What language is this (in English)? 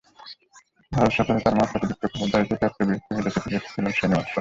Bangla